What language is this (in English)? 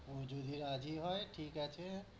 Bangla